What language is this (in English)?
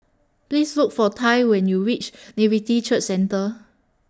English